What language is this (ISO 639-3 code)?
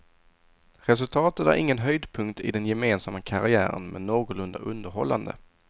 swe